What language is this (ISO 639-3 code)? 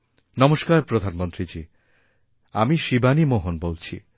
ben